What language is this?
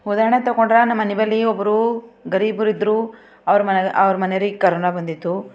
Kannada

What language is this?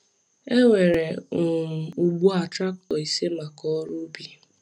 Igbo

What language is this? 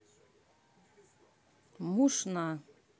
Russian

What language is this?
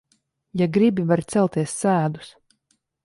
Latvian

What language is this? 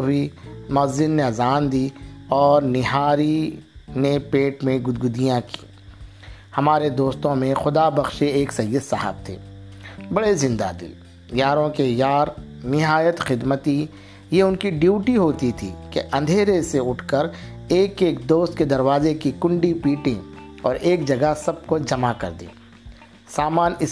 Urdu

